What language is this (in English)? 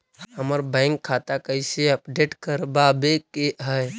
Magahi